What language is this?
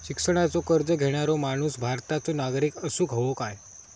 Marathi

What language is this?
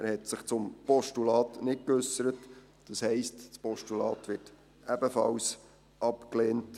Swiss German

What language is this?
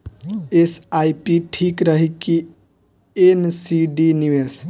Bhojpuri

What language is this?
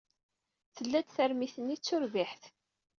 Kabyle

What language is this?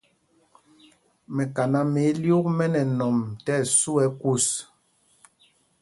Mpumpong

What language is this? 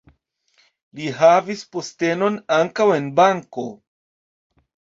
Esperanto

